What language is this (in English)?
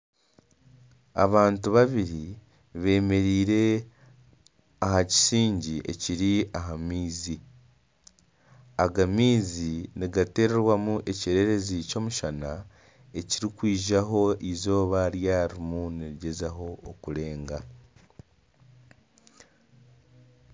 Nyankole